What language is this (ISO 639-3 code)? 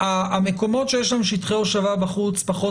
heb